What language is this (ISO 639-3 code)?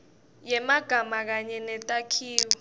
ssw